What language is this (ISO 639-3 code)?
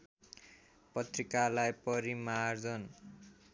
nep